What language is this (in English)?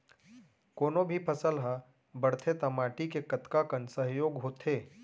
Chhattisgarhi